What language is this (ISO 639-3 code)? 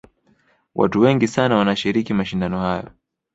swa